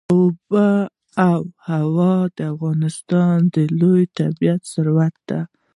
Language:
Pashto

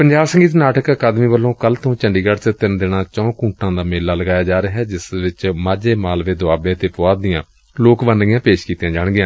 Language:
Punjabi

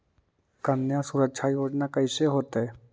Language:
Magahi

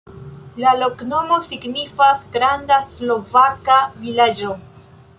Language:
Esperanto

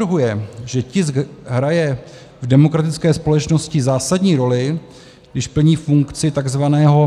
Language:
Czech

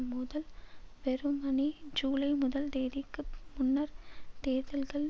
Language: Tamil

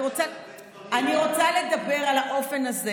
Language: Hebrew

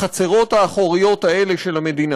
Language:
Hebrew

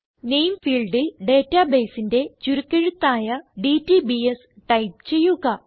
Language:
Malayalam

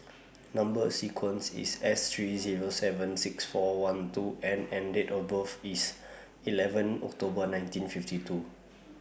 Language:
English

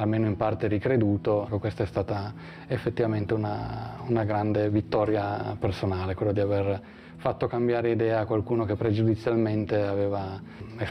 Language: Italian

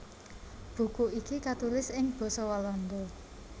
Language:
Javanese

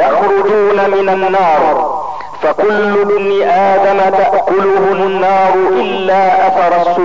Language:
Arabic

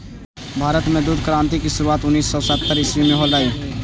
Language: Magahi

